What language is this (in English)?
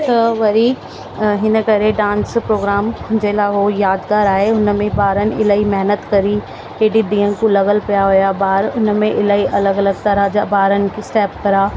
Sindhi